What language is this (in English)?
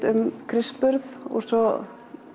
Icelandic